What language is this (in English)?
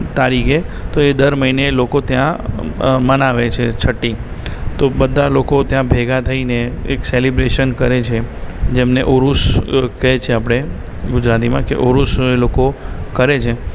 Gujarati